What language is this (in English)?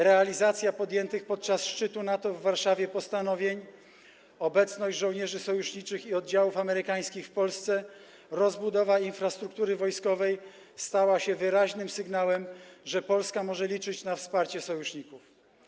Polish